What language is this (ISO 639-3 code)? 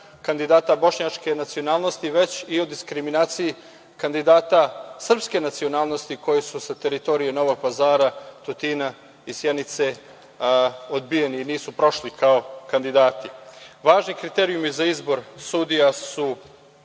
srp